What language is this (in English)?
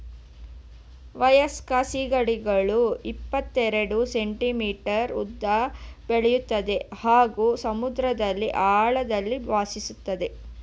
Kannada